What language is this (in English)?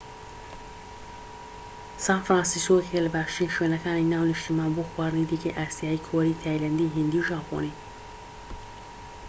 Central Kurdish